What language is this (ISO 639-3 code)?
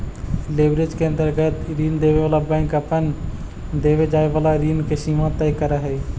mag